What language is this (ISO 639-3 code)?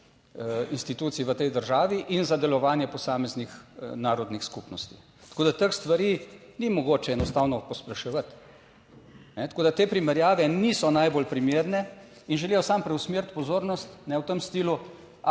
slv